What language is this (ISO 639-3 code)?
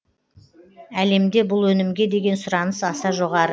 kaz